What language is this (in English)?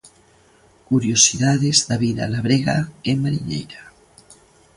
Galician